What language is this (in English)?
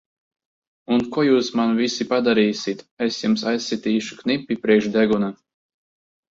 Latvian